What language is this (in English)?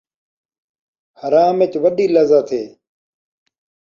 Saraiki